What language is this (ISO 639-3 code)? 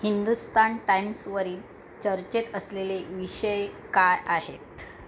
mar